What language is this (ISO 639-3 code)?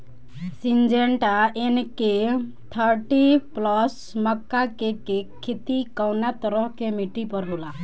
bho